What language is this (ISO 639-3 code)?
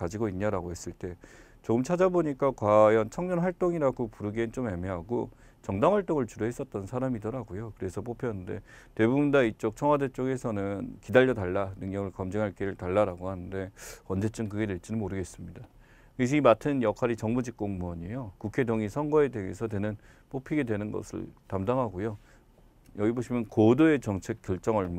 kor